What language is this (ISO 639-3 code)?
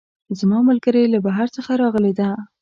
pus